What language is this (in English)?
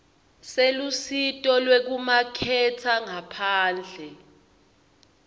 Swati